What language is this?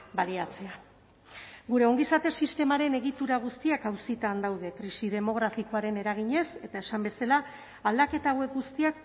Basque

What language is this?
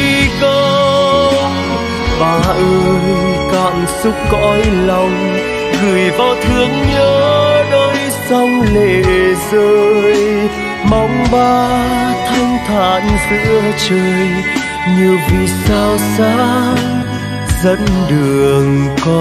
Vietnamese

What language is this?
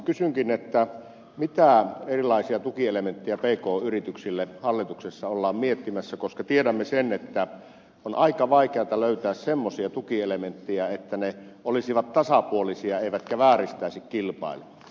Finnish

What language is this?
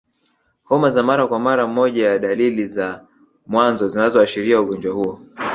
Swahili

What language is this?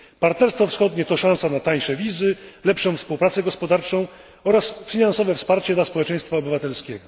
Polish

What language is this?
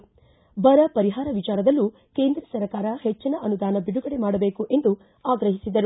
Kannada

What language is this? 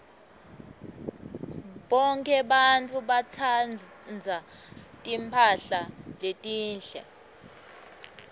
Swati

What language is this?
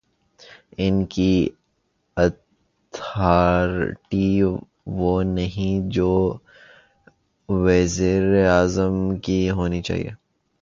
Urdu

